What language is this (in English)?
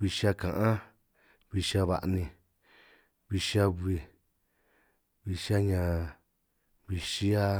San Martín Itunyoso Triqui